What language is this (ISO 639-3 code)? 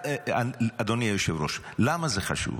heb